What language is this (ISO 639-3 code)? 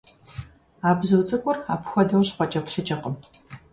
kbd